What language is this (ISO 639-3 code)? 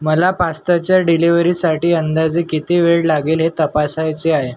mar